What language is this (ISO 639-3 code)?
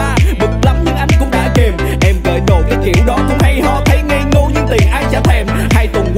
vie